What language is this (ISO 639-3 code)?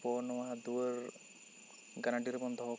sat